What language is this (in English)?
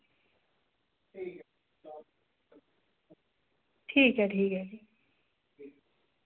Dogri